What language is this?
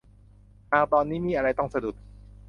Thai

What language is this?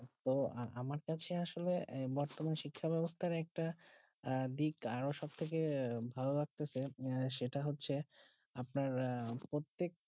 Bangla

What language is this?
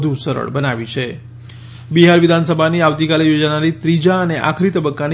Gujarati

